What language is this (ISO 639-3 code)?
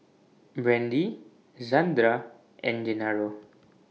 eng